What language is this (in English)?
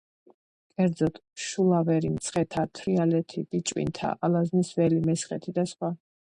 Georgian